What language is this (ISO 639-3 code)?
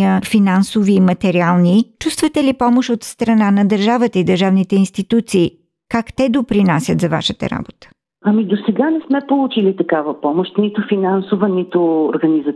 bul